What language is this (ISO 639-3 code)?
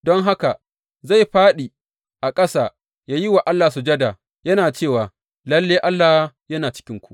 hau